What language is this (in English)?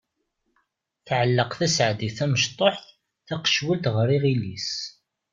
Kabyle